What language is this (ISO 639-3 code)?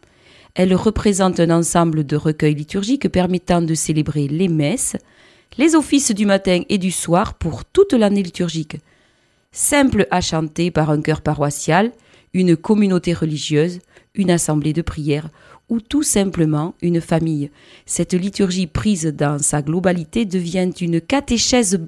fra